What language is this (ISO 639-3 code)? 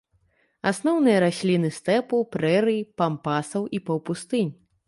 bel